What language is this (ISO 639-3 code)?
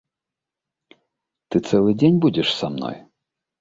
bel